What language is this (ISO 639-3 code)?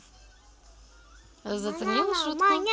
rus